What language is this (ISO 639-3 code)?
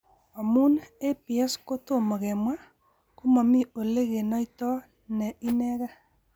kln